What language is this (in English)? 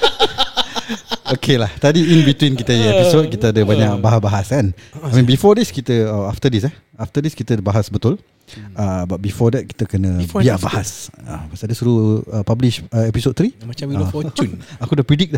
Malay